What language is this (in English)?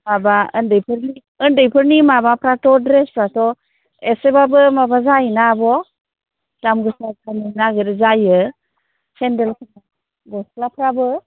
Bodo